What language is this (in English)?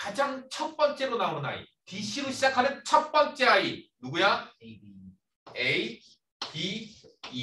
Korean